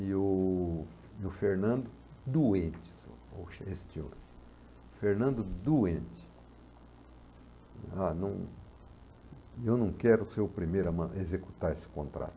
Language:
Portuguese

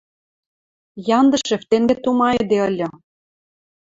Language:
Western Mari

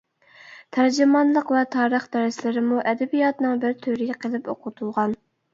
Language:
Uyghur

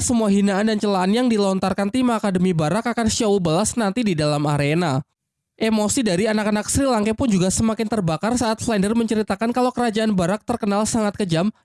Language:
Indonesian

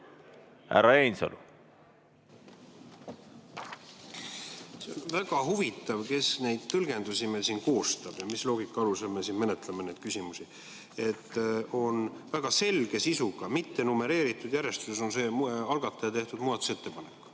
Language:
Estonian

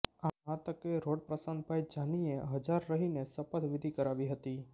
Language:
Gujarati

